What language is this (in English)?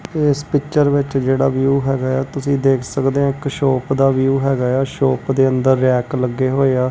Punjabi